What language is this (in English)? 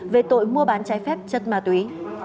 Vietnamese